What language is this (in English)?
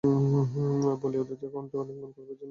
Bangla